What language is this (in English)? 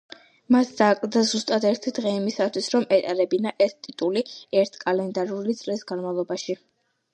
Georgian